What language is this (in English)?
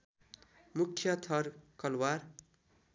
Nepali